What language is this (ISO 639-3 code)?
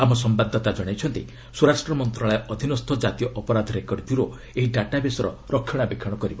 ori